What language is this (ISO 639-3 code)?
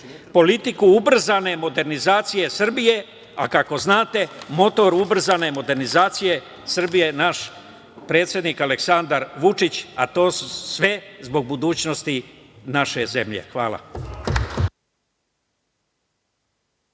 srp